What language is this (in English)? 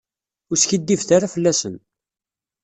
Kabyle